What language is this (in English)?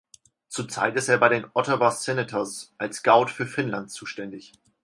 German